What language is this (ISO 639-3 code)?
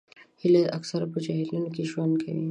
pus